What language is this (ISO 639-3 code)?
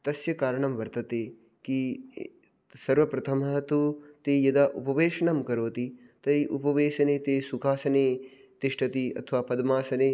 san